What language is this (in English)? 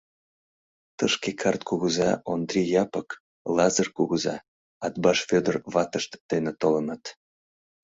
Mari